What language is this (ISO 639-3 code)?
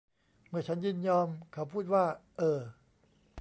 tha